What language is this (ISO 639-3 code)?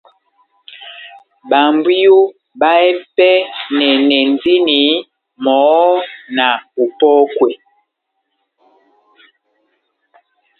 bnm